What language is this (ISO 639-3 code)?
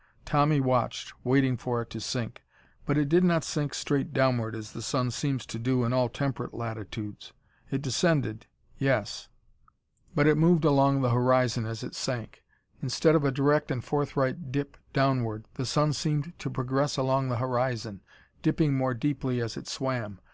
eng